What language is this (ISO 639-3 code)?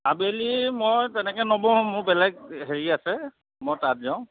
asm